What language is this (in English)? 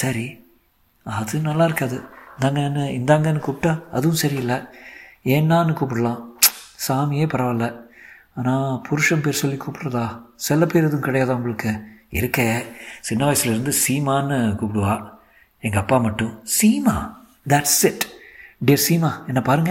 Tamil